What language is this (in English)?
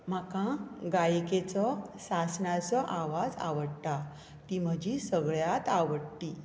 Konkani